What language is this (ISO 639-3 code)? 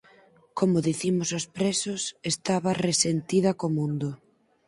glg